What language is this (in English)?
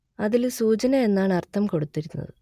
Malayalam